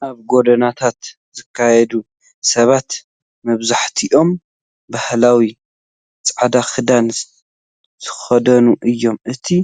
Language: Tigrinya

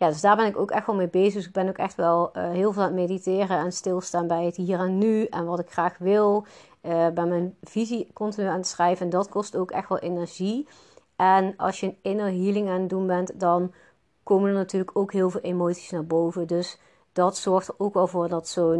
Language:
Dutch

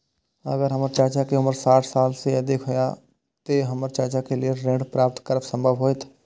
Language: Maithili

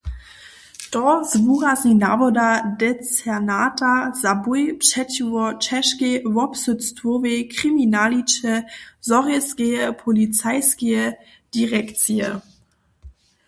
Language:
Upper Sorbian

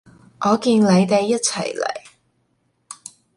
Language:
Cantonese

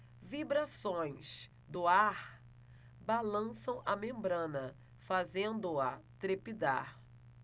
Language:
Portuguese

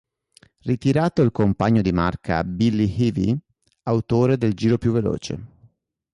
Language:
Italian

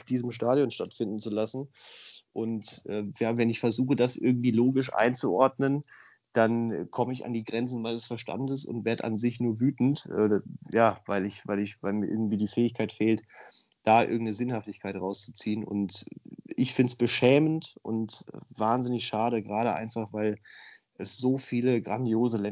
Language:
German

